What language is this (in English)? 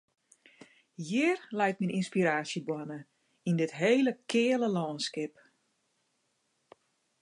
Western Frisian